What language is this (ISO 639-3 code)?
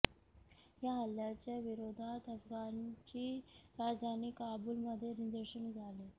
mar